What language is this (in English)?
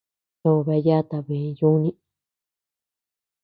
Tepeuxila Cuicatec